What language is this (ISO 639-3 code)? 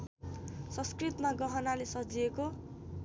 nep